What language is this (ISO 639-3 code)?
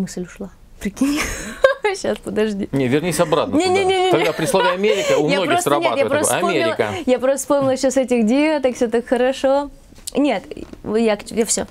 rus